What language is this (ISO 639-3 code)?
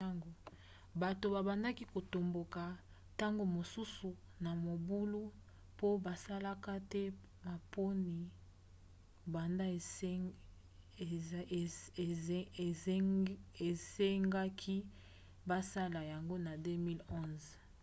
lin